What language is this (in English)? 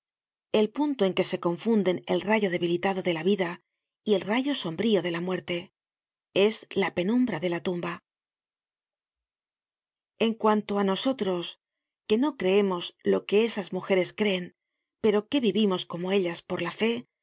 Spanish